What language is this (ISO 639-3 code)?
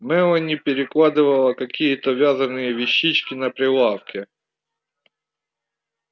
rus